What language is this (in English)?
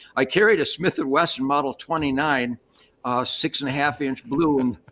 English